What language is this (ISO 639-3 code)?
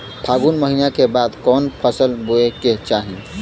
bho